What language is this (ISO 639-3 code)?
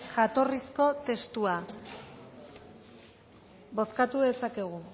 eus